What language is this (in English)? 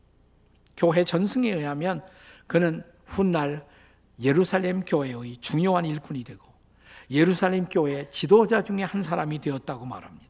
Korean